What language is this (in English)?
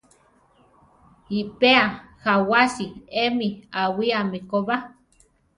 Central Tarahumara